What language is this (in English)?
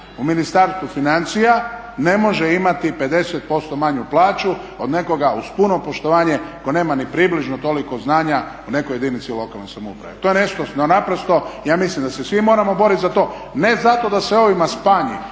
Croatian